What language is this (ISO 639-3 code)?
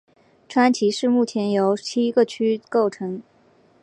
zho